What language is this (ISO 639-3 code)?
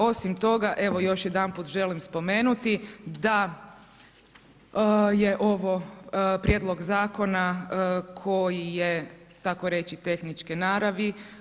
hrv